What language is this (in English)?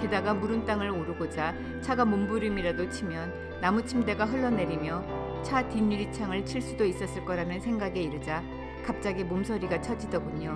Korean